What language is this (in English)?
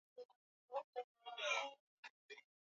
Swahili